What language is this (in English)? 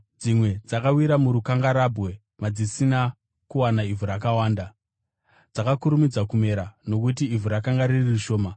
Shona